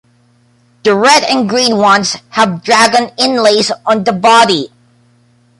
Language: English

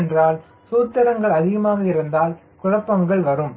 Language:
Tamil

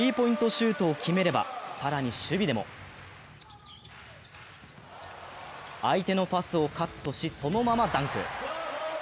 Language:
Japanese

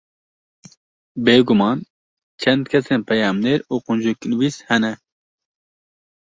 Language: Kurdish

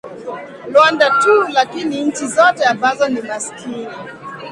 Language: Swahili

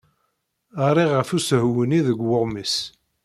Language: Kabyle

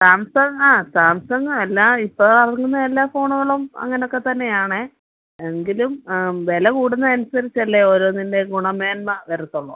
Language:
Malayalam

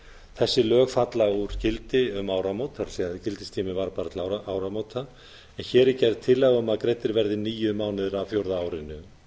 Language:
Icelandic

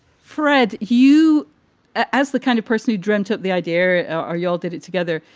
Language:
English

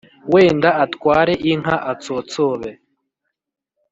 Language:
Kinyarwanda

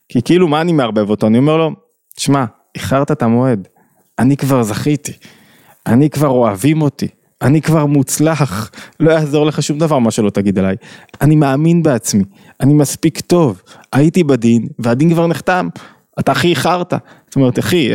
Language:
Hebrew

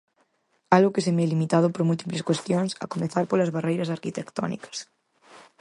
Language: Galician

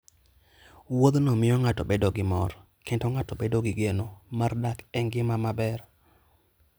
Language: Luo (Kenya and Tanzania)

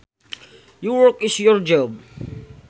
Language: Sundanese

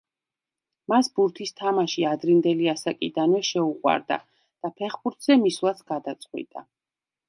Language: Georgian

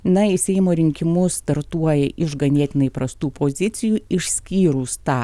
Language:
Lithuanian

